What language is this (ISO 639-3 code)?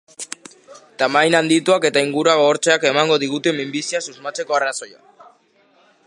eus